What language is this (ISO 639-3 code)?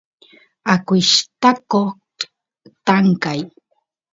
qus